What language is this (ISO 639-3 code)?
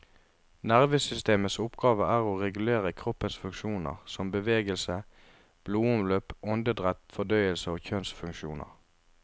nor